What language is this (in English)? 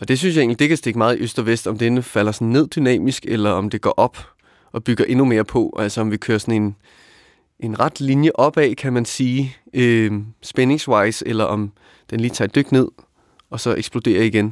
Danish